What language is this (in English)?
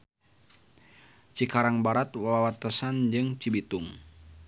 Sundanese